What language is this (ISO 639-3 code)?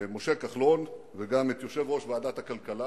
heb